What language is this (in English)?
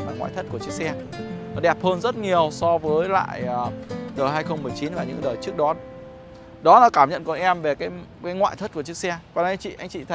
Vietnamese